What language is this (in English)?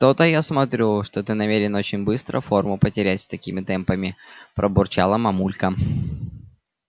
Russian